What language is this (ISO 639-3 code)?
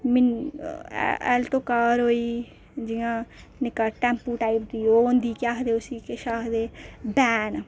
doi